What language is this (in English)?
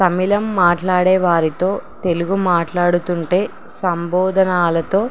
Telugu